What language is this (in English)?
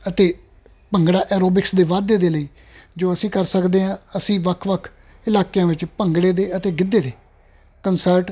Punjabi